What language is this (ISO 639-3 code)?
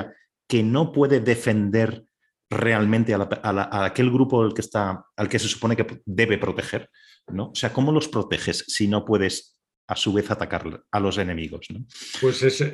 spa